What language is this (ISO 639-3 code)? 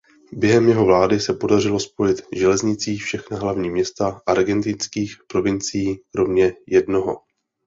ces